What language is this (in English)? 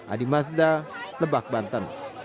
Indonesian